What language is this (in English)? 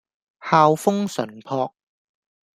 Cantonese